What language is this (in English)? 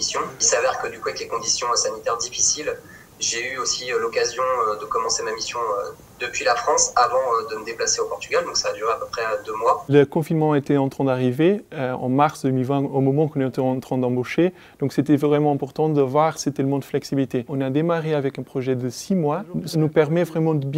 French